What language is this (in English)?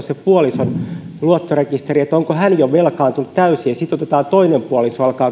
Finnish